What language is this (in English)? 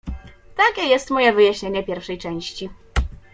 Polish